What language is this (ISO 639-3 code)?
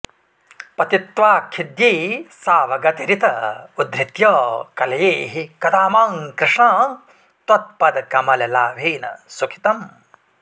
san